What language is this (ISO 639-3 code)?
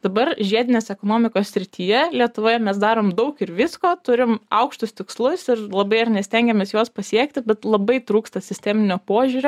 lit